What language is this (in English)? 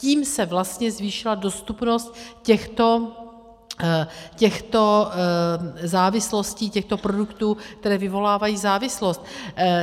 Czech